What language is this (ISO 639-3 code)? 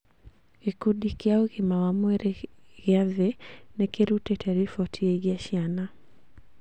kik